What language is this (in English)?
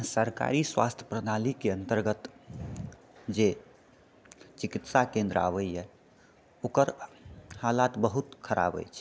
Maithili